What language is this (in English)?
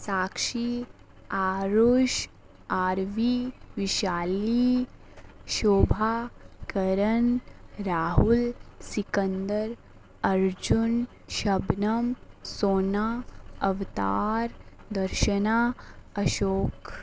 Dogri